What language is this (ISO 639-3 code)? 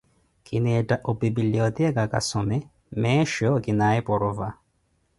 eko